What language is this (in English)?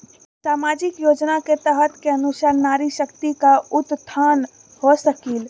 Magahi